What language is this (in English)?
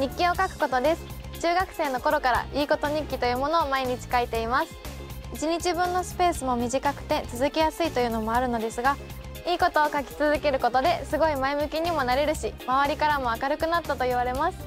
Japanese